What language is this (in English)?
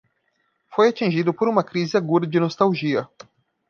Portuguese